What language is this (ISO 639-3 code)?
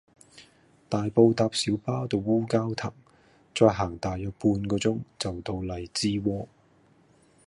yue